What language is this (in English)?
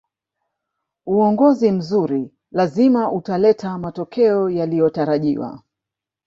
Swahili